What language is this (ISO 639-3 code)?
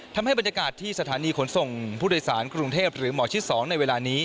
tha